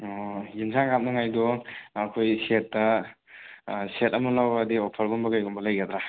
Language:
Manipuri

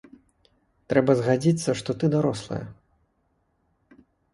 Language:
Belarusian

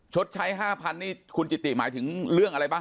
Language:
Thai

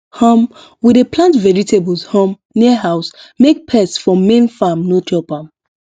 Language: Nigerian Pidgin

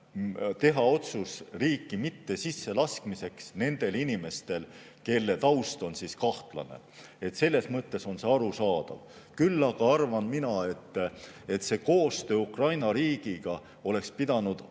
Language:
Estonian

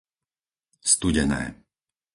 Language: Slovak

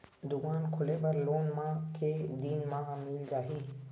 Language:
Chhattisgarhi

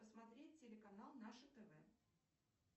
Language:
Russian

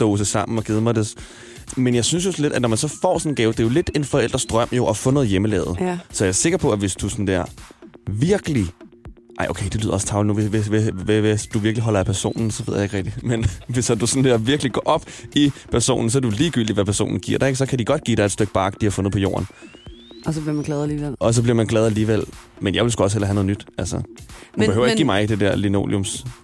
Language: Danish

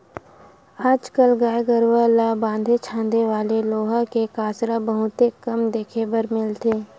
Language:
Chhattisgarhi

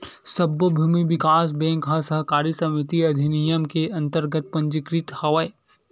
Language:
Chhattisgarhi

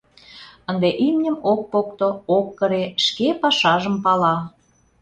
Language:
Mari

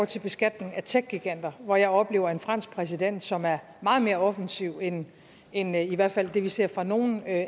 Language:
Danish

